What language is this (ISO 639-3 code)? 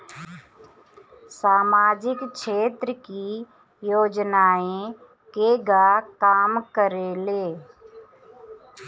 bho